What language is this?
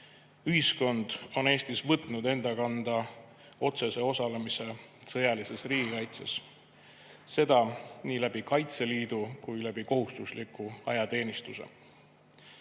Estonian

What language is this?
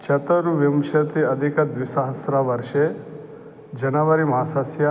Sanskrit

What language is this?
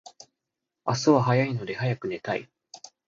Japanese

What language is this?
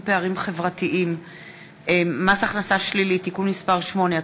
Hebrew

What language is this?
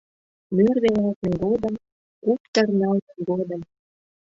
Mari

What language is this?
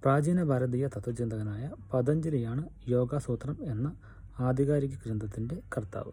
Malayalam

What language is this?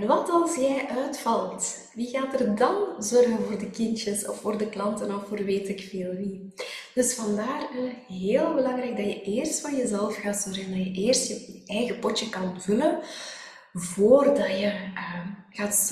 Dutch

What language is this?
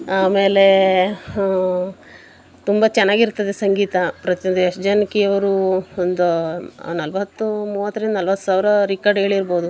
Kannada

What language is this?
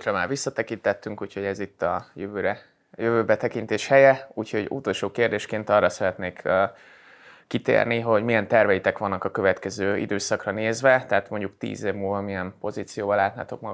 Hungarian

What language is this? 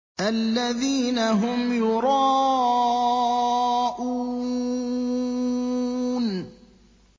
Arabic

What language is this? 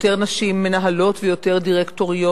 Hebrew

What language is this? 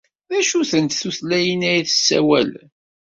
Kabyle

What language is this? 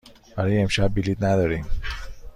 Persian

